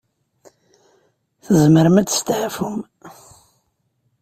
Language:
Kabyle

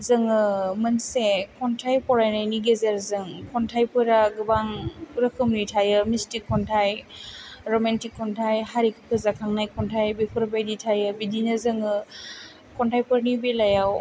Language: Bodo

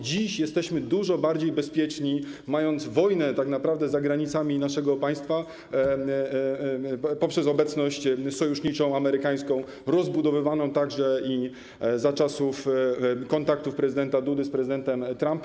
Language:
Polish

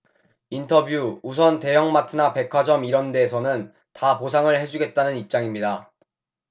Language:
Korean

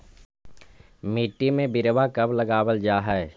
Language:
Magahi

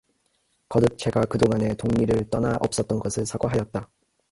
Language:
Korean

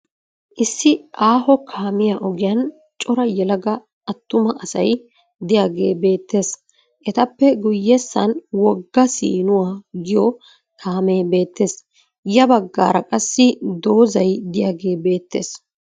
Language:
Wolaytta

